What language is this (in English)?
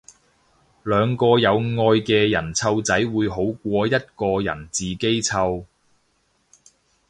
Cantonese